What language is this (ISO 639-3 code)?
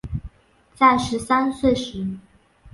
zho